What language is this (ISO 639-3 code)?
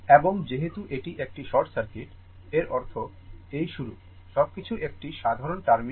ben